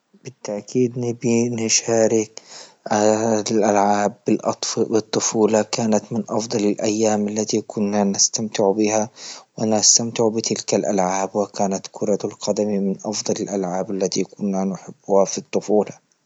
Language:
Libyan Arabic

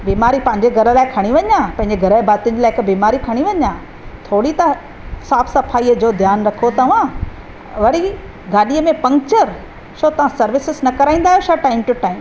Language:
Sindhi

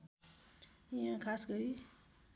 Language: Nepali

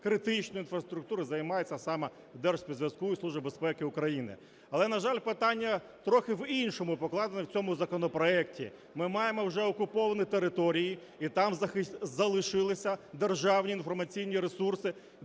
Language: Ukrainian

